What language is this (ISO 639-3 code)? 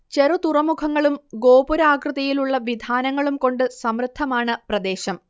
mal